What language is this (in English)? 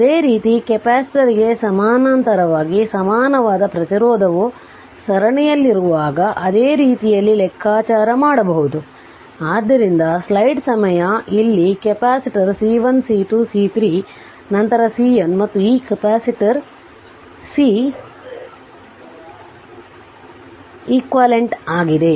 Kannada